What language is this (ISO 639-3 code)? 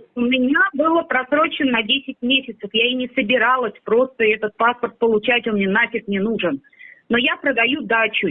rus